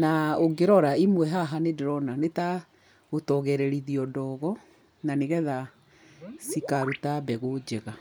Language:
Kikuyu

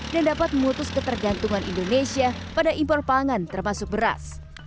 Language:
Indonesian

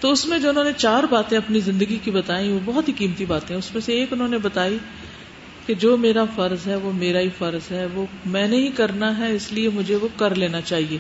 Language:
Urdu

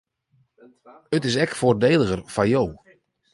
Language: Western Frisian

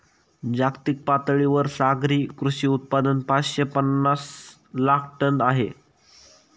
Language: Marathi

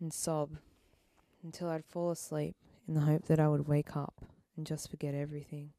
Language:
English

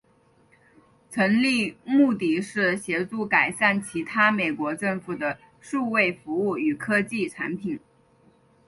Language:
Chinese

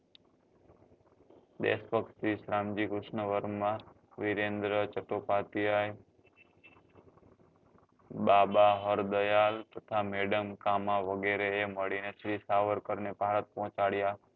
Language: Gujarati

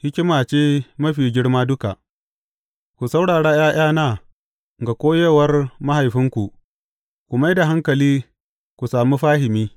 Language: Hausa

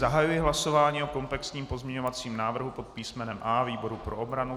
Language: Czech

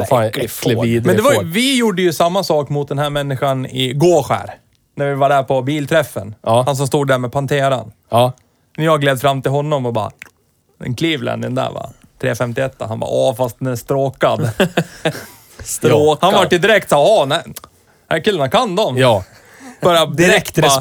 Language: Swedish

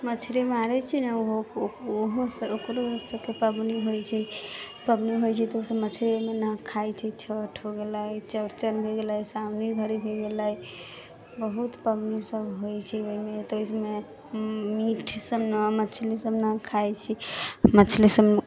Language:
Maithili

